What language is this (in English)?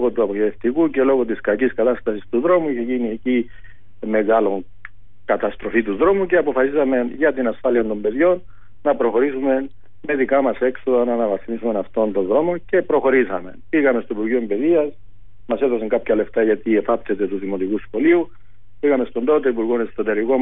Greek